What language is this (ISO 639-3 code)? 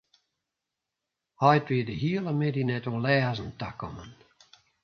fry